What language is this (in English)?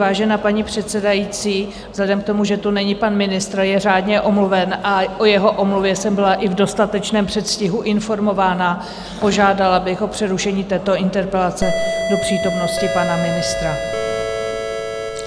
Czech